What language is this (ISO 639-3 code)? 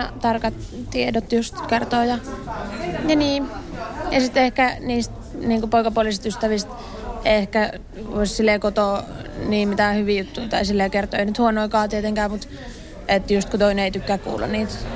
fin